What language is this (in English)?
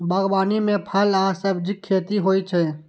Maithili